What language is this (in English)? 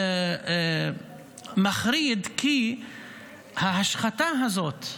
Hebrew